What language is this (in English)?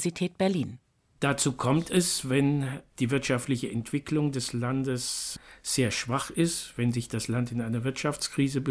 German